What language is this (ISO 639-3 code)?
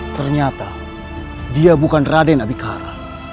ind